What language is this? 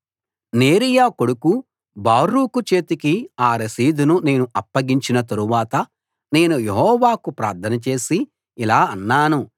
Telugu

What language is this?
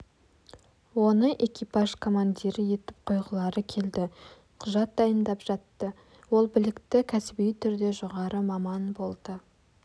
Kazakh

